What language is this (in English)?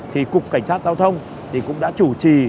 Vietnamese